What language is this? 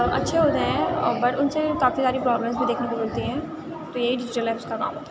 Urdu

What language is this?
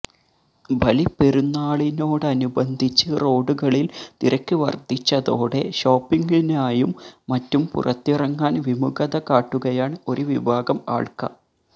Malayalam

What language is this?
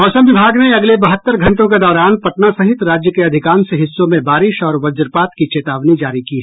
Hindi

